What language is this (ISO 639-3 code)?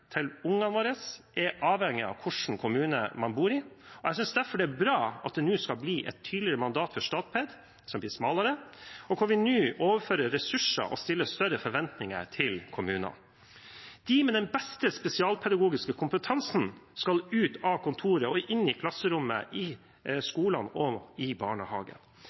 nob